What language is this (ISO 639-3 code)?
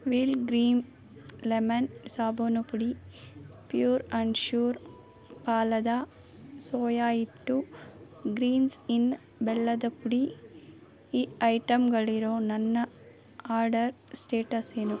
kan